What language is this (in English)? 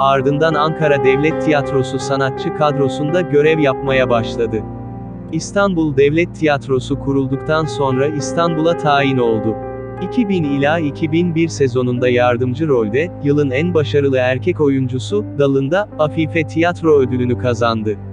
Turkish